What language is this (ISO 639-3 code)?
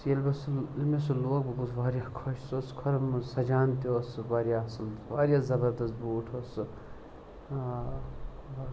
kas